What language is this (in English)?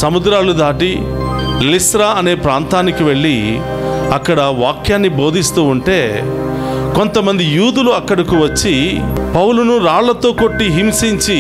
Telugu